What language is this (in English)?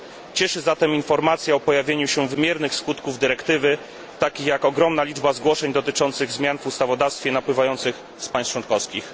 Polish